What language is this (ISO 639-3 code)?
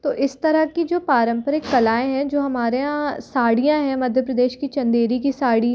hin